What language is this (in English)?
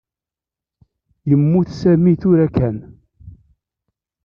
Kabyle